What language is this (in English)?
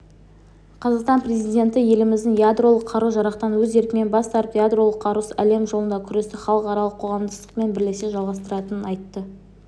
Kazakh